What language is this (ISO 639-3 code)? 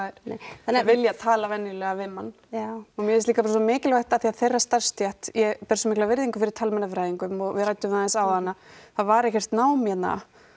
isl